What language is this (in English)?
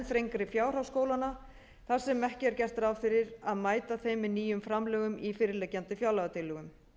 Icelandic